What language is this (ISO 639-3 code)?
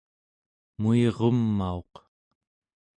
esu